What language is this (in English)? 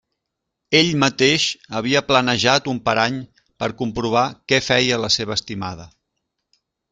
Catalan